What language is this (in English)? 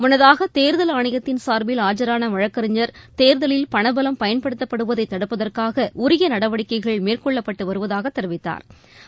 Tamil